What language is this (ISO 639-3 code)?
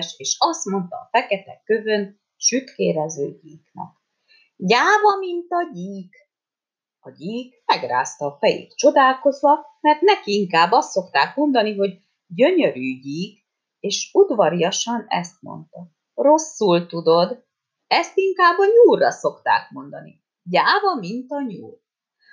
hun